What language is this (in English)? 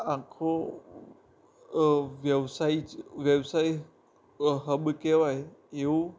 Gujarati